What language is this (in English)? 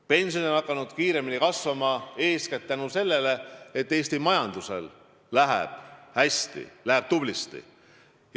Estonian